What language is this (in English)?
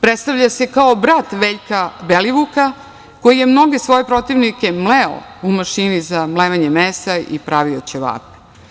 Serbian